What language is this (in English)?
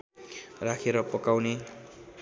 Nepali